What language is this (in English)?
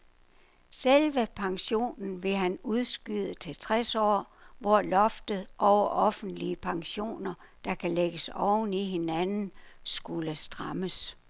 Danish